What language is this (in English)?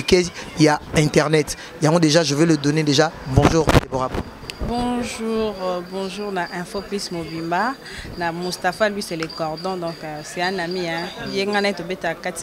French